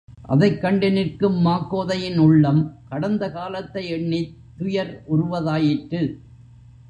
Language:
Tamil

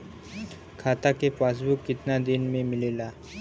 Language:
Bhojpuri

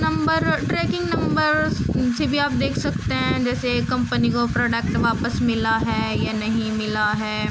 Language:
Urdu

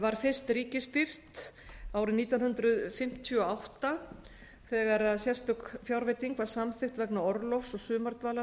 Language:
Icelandic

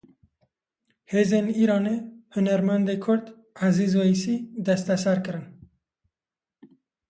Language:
Kurdish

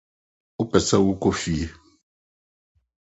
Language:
Akan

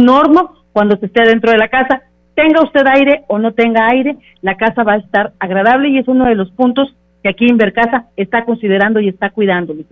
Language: Spanish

